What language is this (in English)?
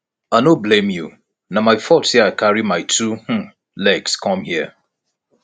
Nigerian Pidgin